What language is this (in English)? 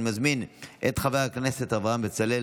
Hebrew